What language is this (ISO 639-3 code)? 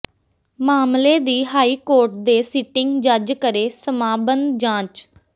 pan